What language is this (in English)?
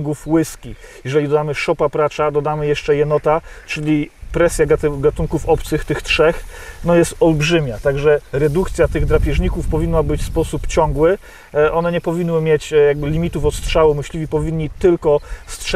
Polish